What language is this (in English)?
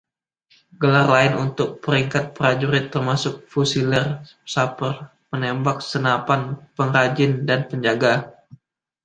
Indonesian